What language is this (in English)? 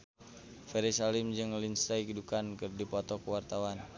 Sundanese